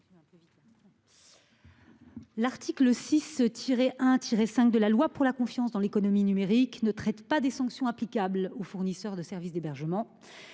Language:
French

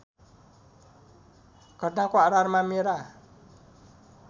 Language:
Nepali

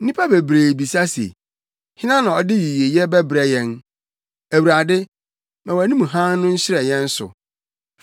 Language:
Akan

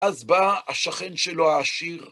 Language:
Hebrew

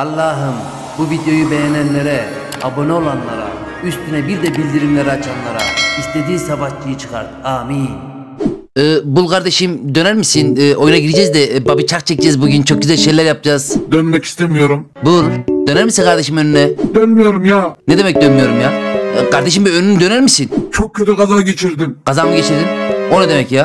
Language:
Turkish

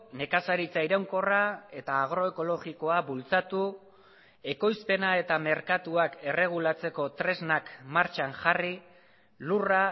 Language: Basque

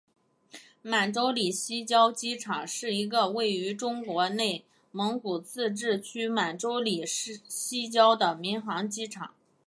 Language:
Chinese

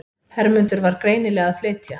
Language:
Icelandic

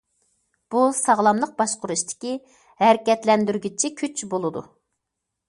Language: Uyghur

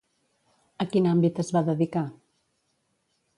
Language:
Catalan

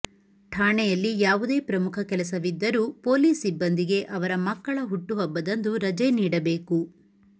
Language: Kannada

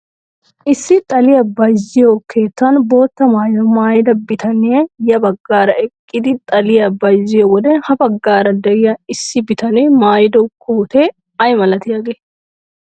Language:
Wolaytta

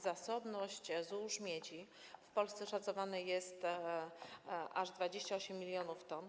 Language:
Polish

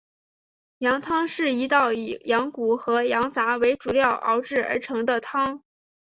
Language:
Chinese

